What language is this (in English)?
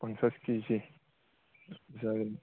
Bodo